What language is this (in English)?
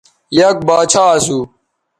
Bateri